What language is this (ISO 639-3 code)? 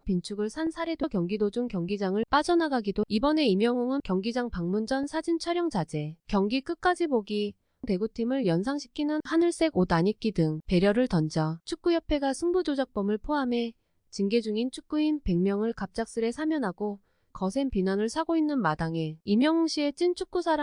kor